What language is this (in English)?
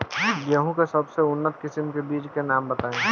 Bhojpuri